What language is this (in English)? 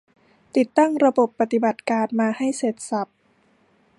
Thai